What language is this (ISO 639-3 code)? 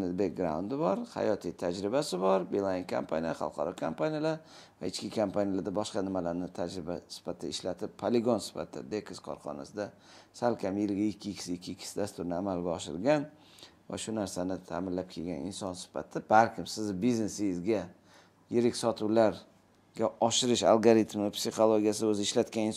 tur